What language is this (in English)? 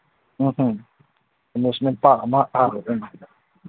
Manipuri